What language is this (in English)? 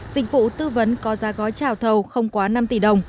Vietnamese